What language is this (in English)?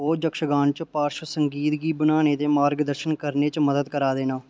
Dogri